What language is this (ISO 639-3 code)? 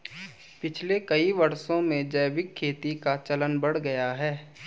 hin